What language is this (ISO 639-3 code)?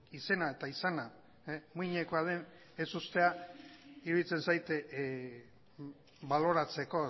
eus